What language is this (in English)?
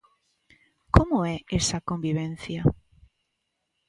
Galician